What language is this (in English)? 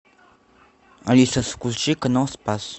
Russian